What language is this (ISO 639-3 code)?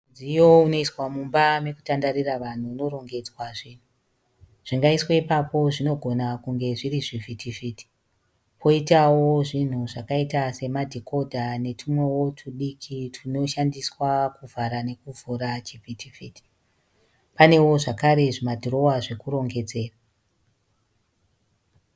sna